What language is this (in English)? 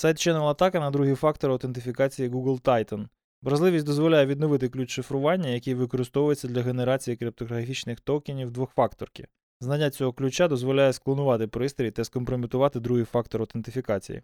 Ukrainian